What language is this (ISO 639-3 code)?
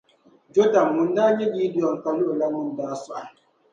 dag